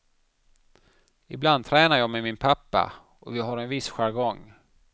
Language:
Swedish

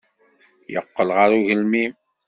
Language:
Kabyle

